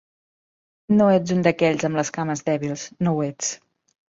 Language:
Catalan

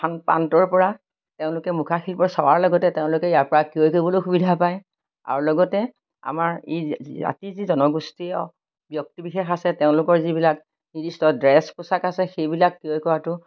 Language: Assamese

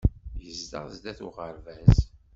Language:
Kabyle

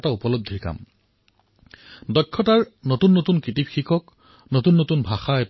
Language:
Assamese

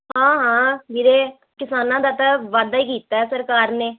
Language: Punjabi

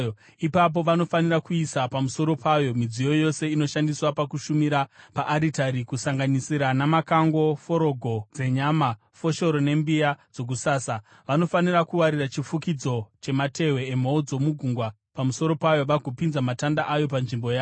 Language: Shona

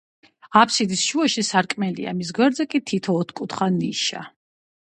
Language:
Georgian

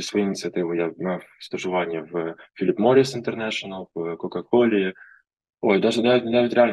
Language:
Ukrainian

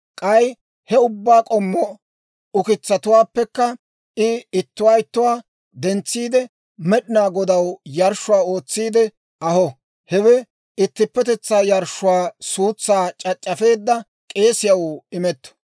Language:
Dawro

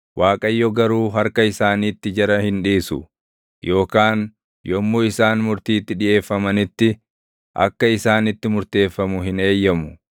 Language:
Oromo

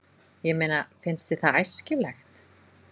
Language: Icelandic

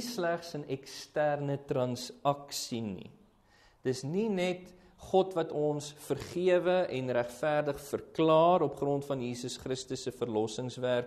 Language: Dutch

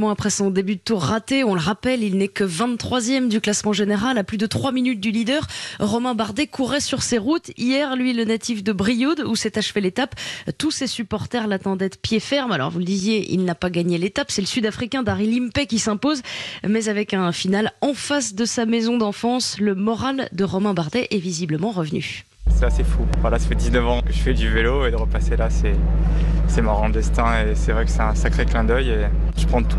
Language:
French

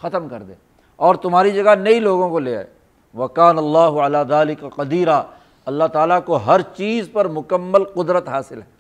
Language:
Urdu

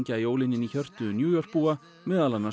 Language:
Icelandic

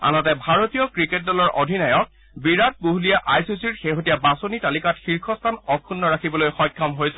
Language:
Assamese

